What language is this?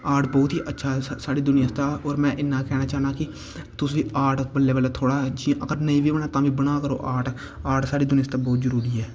Dogri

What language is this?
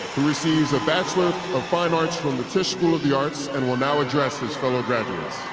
English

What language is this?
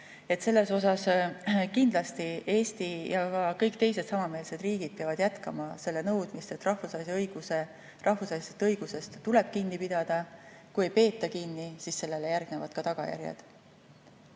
Estonian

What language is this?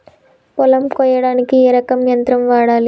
Telugu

